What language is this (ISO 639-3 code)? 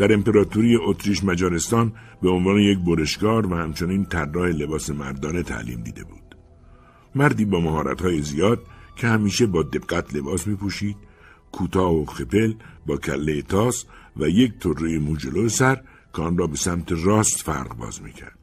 fas